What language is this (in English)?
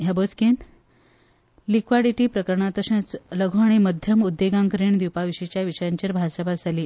Konkani